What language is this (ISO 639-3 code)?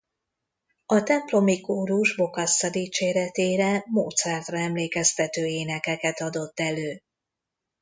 hun